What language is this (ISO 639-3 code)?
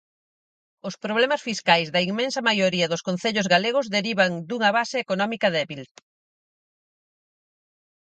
glg